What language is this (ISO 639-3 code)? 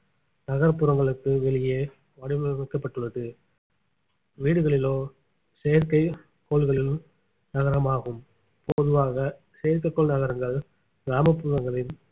tam